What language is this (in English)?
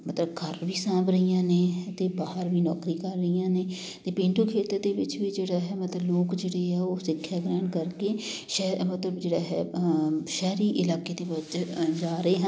Punjabi